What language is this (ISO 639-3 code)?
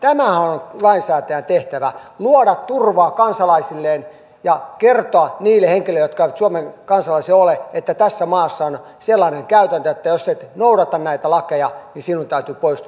fin